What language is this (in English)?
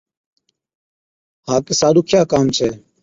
Od